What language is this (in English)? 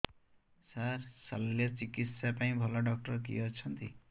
Odia